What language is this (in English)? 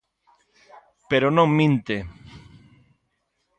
Galician